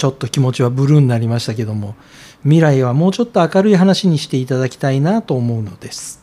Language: Japanese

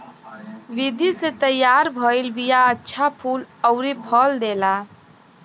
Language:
Bhojpuri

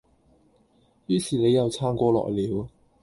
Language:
Cantonese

